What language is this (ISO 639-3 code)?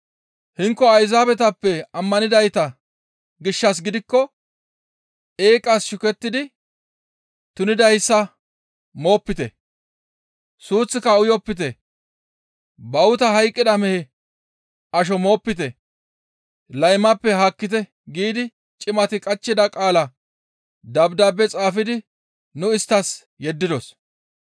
gmv